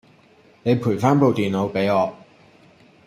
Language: Cantonese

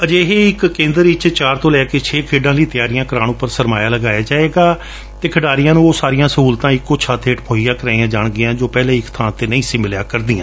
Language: Punjabi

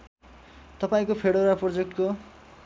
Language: Nepali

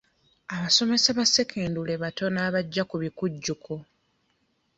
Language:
Ganda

